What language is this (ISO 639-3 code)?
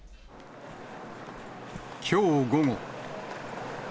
jpn